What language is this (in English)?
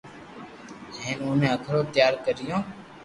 Loarki